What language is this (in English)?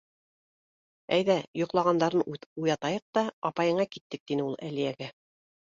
Bashkir